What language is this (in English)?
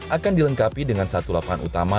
Indonesian